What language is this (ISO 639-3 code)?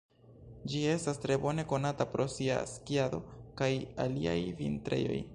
epo